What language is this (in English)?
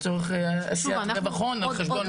Hebrew